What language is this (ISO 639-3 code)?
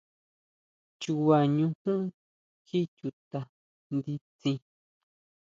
mau